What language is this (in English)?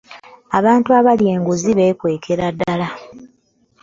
Ganda